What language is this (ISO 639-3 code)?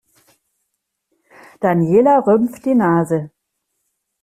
deu